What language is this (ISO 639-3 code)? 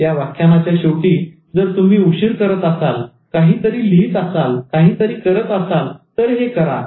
mar